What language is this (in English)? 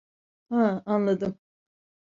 Turkish